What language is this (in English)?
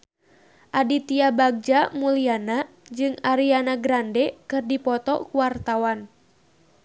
Sundanese